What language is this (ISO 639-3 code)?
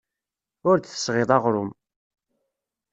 kab